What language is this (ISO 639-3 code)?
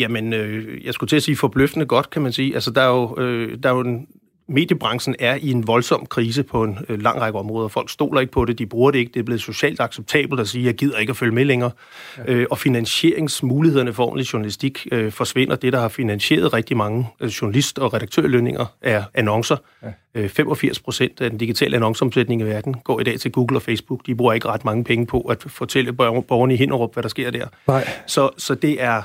dan